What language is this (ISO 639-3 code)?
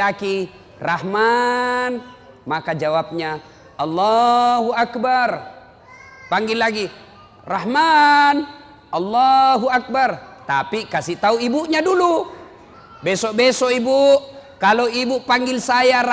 ind